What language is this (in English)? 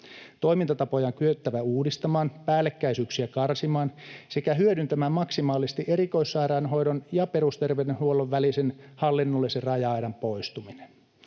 Finnish